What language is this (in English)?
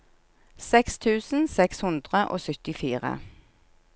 Norwegian